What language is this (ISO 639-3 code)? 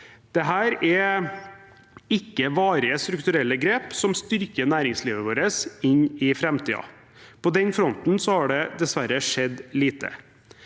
nor